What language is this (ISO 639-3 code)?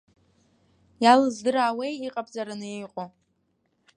abk